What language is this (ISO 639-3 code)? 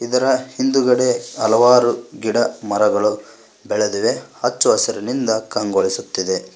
kan